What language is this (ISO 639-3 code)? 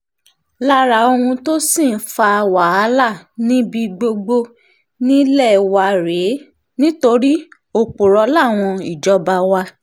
yor